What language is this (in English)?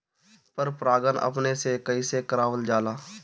Bhojpuri